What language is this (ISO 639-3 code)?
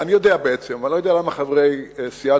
heb